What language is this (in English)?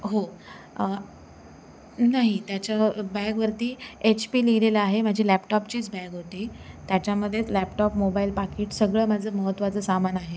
Marathi